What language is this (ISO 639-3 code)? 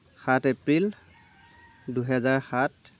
asm